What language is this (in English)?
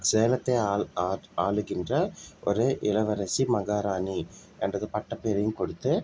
Tamil